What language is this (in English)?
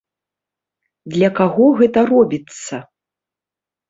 Belarusian